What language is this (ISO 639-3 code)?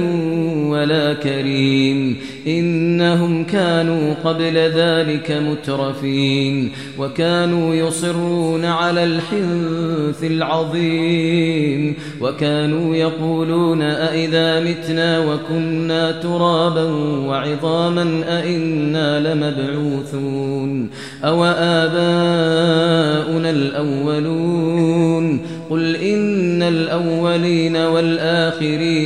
ara